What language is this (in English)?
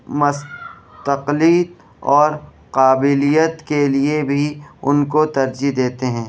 Urdu